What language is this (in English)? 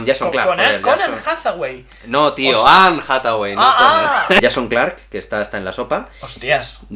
Spanish